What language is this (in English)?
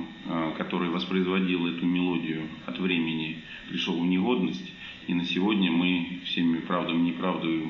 Russian